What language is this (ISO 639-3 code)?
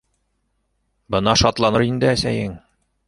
bak